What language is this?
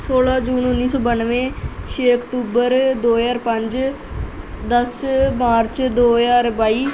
Punjabi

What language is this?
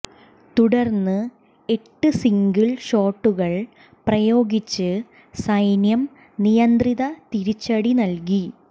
Malayalam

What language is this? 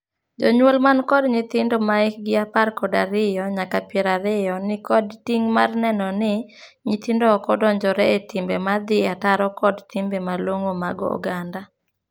Luo (Kenya and Tanzania)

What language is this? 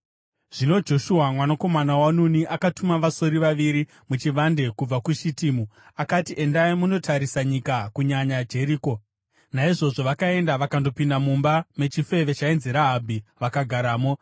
Shona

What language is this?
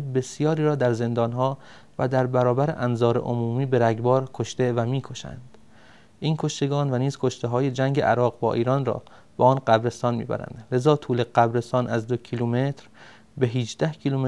Persian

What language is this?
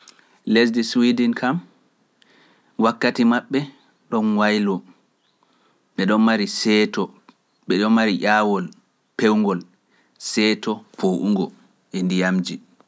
Pular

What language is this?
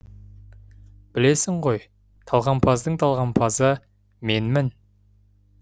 Kazakh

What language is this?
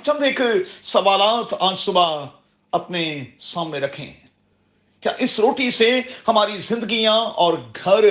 Urdu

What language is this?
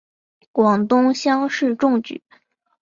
Chinese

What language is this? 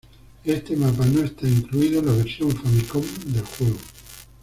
Spanish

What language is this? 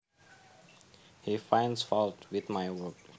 Javanese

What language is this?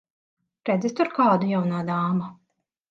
Latvian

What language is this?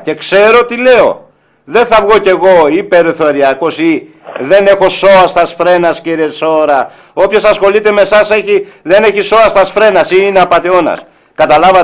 Greek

